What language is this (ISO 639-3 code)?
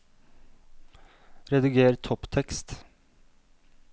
nor